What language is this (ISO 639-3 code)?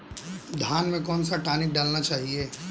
hin